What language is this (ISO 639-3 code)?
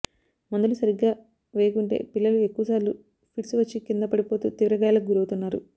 tel